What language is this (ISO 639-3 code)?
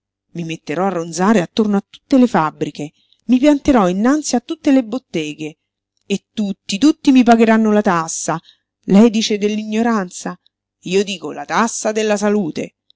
ita